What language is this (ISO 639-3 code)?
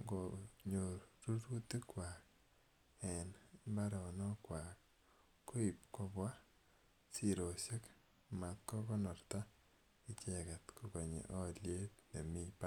kln